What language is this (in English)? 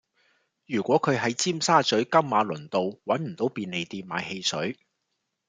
Cantonese